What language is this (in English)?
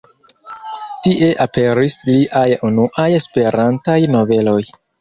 Esperanto